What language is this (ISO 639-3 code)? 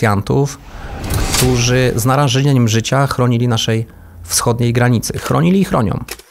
pol